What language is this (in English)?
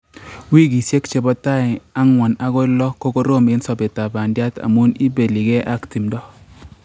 Kalenjin